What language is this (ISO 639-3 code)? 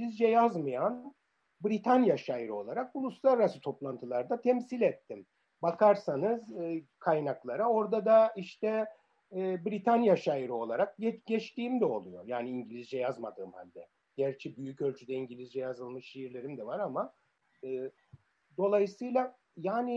tur